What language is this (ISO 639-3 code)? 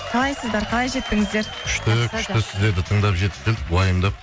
kaz